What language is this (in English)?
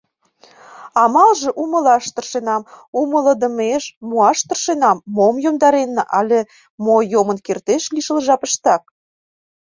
Mari